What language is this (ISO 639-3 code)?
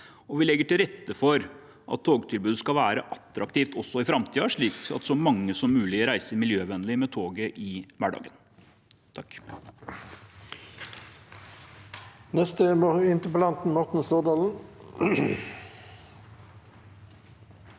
nor